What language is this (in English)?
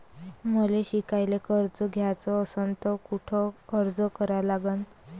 Marathi